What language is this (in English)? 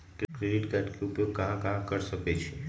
Magahi